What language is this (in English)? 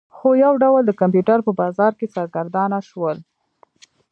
Pashto